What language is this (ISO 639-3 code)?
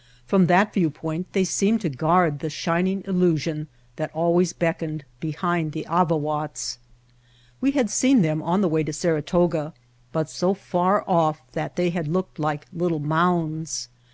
eng